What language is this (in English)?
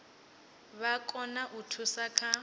Venda